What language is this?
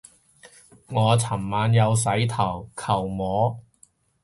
Cantonese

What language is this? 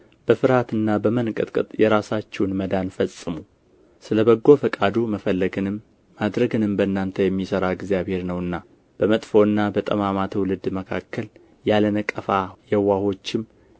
Amharic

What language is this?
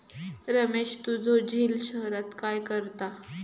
Marathi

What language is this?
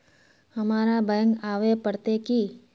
Magahi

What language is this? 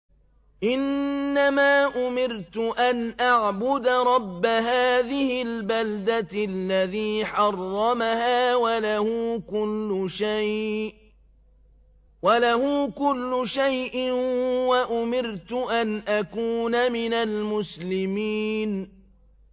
Arabic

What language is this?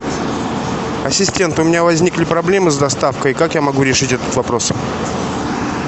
Russian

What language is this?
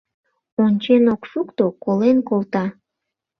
Mari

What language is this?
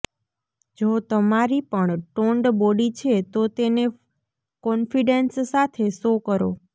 Gujarati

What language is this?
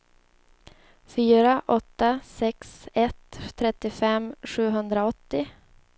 Swedish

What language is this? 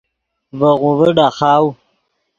Yidgha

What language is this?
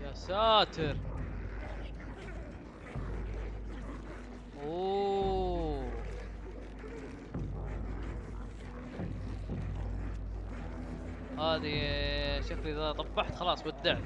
Arabic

